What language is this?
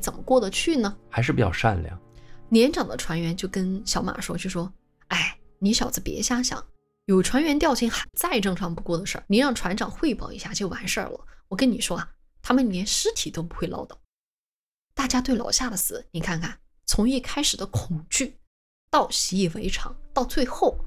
Chinese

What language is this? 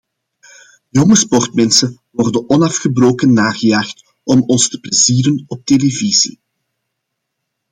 Dutch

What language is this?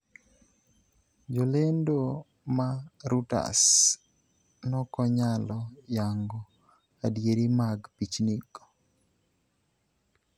Luo (Kenya and Tanzania)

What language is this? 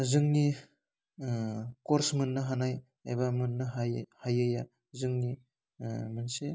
Bodo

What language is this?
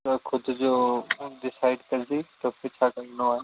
Sindhi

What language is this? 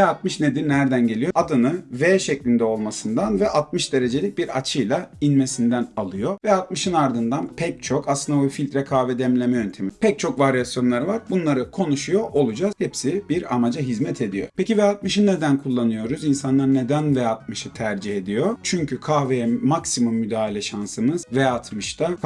Turkish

